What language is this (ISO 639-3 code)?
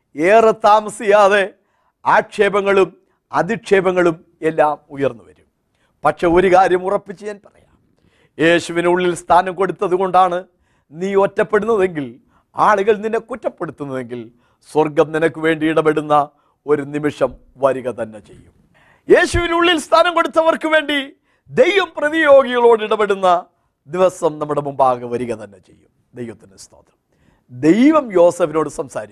mal